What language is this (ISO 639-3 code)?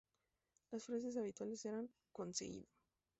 spa